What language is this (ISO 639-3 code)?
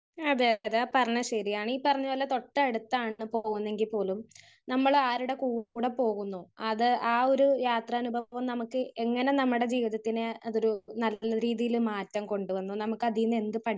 mal